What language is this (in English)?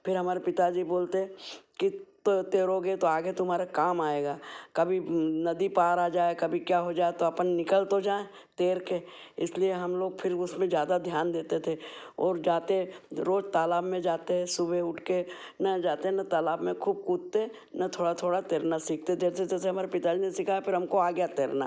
Hindi